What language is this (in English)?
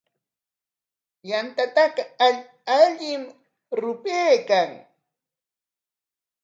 Corongo Ancash Quechua